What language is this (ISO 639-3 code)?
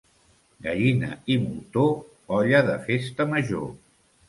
cat